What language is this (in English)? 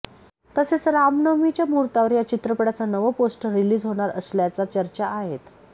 Marathi